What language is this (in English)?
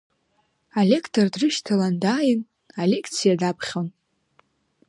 Abkhazian